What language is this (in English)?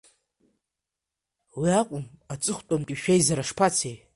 Abkhazian